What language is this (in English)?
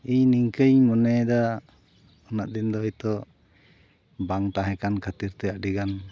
Santali